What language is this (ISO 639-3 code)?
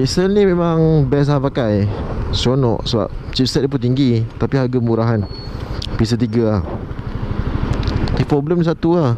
msa